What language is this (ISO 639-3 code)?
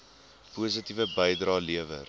afr